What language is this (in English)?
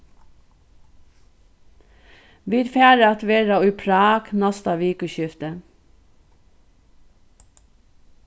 Faroese